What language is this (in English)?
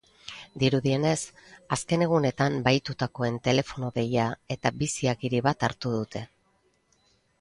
Basque